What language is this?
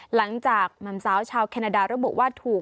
Thai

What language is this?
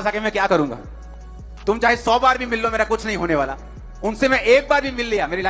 Hindi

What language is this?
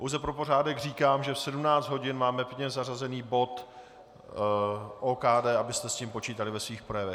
Czech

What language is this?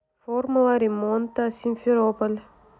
Russian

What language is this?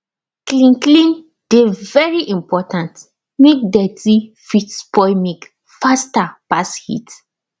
Nigerian Pidgin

